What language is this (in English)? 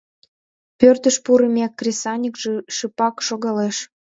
Mari